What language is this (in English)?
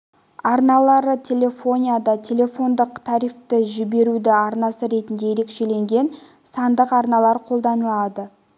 Kazakh